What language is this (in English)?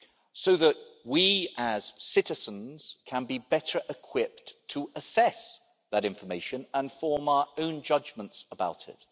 English